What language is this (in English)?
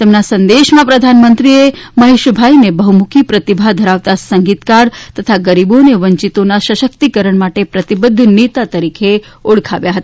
Gujarati